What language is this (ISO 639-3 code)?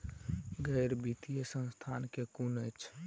mai